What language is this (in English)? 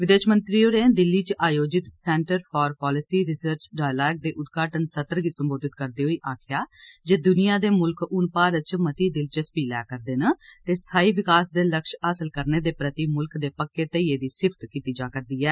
Dogri